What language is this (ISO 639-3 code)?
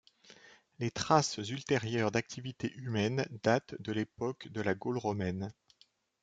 fra